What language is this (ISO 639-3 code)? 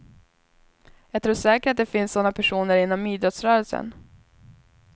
swe